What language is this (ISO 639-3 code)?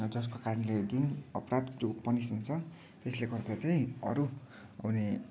nep